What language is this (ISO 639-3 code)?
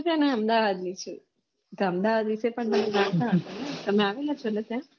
guj